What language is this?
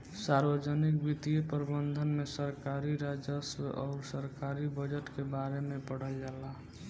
Bhojpuri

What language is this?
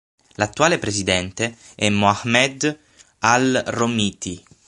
Italian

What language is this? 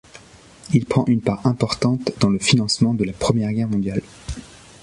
French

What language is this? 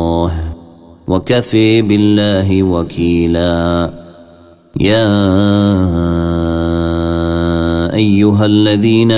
Arabic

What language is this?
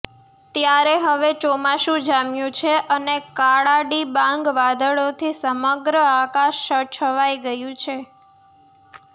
Gujarati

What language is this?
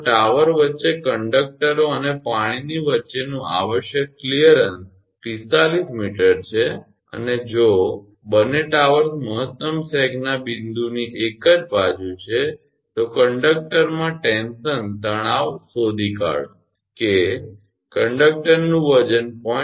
Gujarati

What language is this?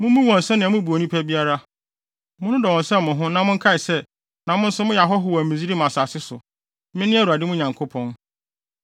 Akan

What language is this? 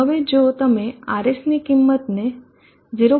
Gujarati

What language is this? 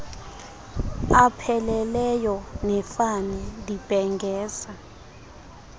Xhosa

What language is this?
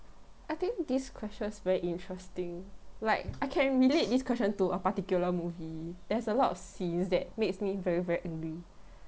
English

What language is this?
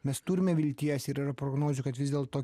Lithuanian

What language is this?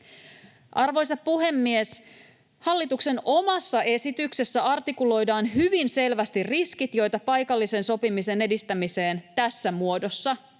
Finnish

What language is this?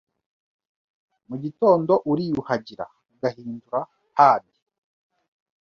Kinyarwanda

